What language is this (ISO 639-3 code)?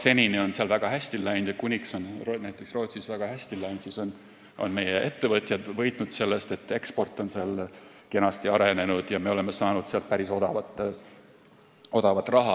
est